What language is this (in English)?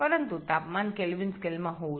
Bangla